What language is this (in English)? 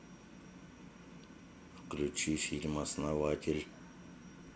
Russian